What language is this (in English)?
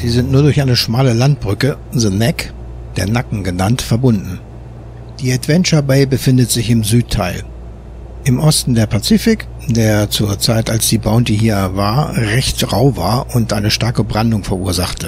German